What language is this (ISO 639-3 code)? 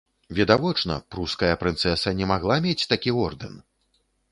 bel